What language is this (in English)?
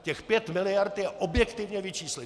Czech